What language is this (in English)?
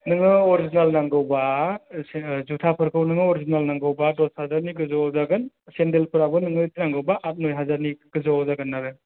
Bodo